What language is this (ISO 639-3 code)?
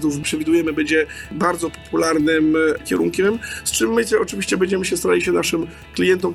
pol